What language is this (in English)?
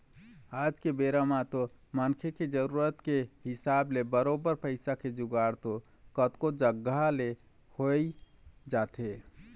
Chhattisgarhi